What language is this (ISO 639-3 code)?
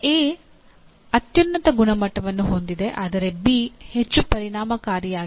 kan